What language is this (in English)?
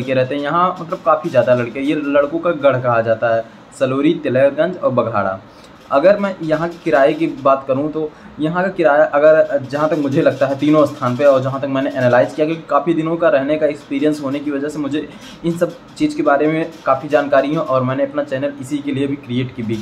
Hindi